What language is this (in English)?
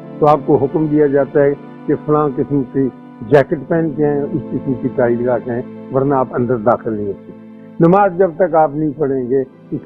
Urdu